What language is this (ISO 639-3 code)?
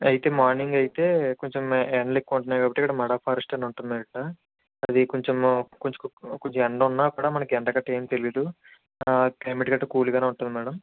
tel